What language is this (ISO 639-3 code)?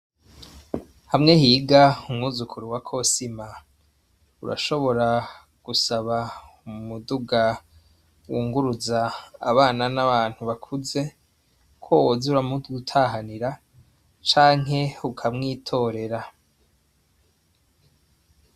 run